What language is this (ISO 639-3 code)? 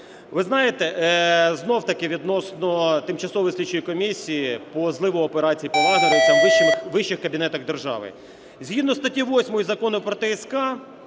ukr